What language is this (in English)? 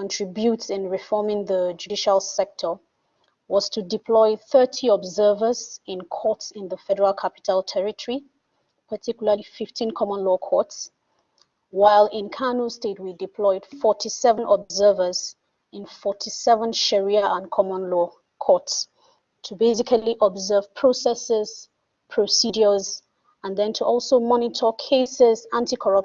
English